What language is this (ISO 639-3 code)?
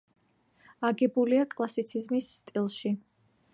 kat